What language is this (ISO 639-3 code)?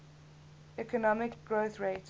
eng